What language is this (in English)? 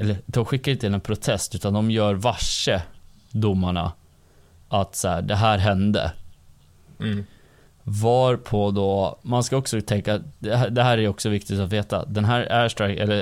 Swedish